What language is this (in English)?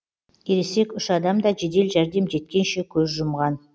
Kazakh